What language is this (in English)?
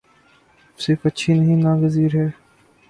Urdu